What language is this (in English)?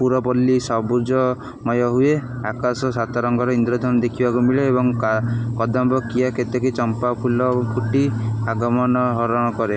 Odia